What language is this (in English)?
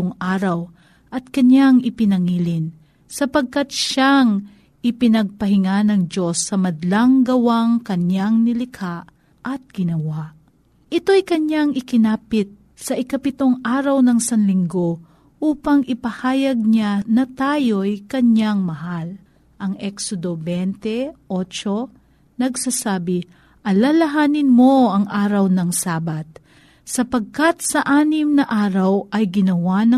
Filipino